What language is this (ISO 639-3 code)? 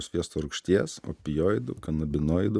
lit